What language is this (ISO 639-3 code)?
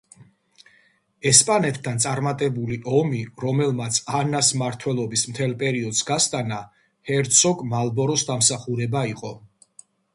kat